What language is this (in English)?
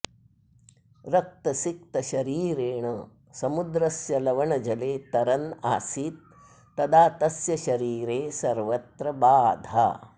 Sanskrit